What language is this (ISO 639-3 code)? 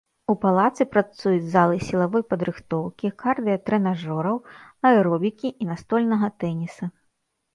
bel